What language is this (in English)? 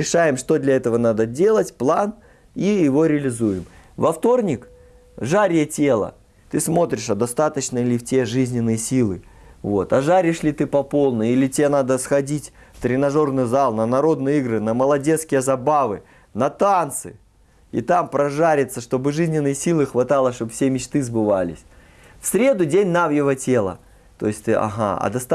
Russian